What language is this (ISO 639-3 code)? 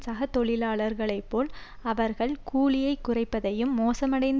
tam